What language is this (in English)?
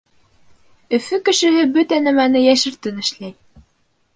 Bashkir